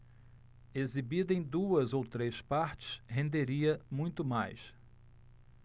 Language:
Portuguese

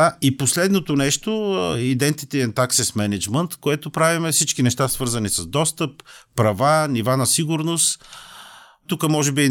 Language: Bulgarian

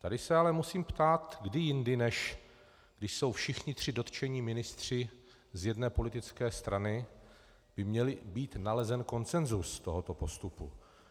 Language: Czech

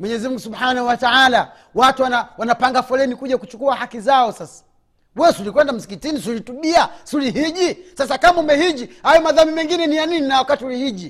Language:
Swahili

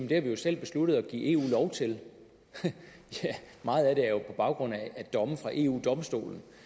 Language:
Danish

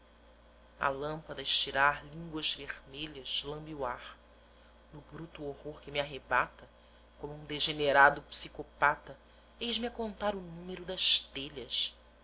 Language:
Portuguese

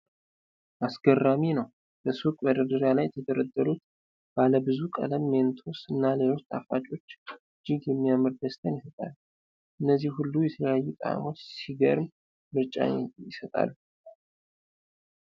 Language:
Amharic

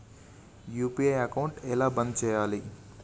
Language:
Telugu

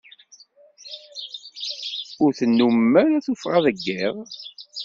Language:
Kabyle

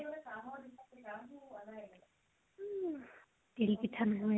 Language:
Assamese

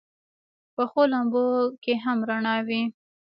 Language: Pashto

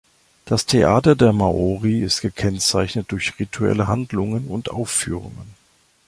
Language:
German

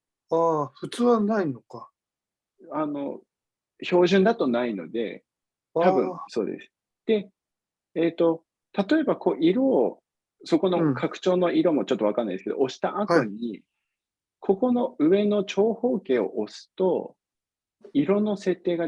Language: Japanese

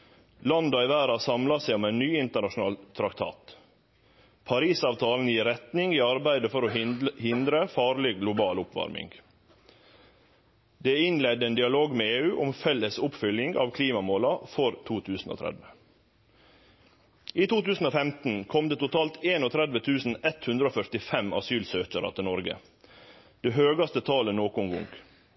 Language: Norwegian Nynorsk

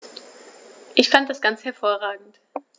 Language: German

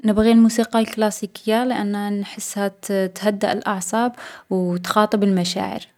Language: Algerian Arabic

